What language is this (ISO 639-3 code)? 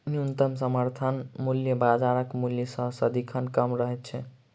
mai